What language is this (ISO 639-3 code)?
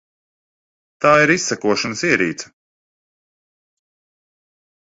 lav